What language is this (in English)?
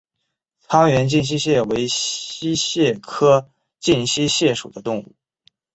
Chinese